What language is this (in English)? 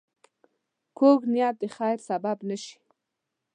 Pashto